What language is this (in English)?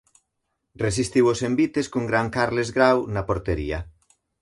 Galician